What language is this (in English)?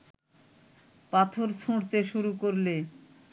Bangla